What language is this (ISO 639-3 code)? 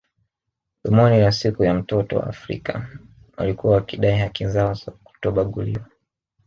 swa